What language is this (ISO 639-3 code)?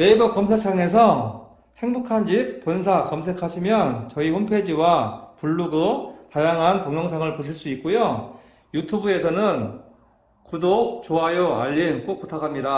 kor